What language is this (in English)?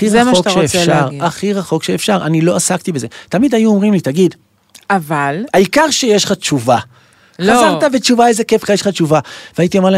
Hebrew